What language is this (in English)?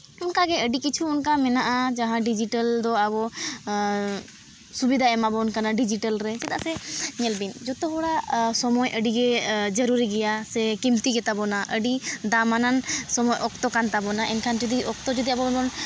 Santali